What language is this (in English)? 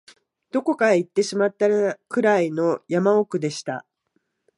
Japanese